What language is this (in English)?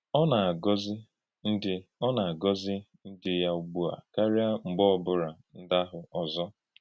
Igbo